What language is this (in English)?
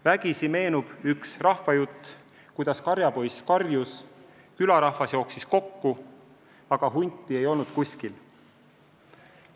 Estonian